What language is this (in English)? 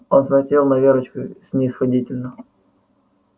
Russian